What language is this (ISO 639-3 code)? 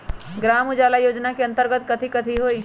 mag